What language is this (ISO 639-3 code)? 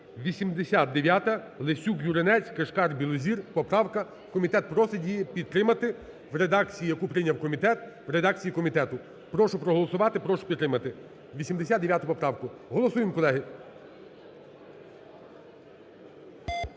ukr